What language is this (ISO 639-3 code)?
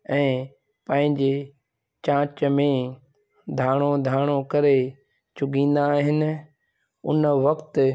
snd